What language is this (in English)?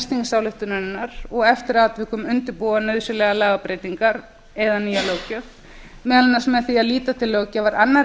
Icelandic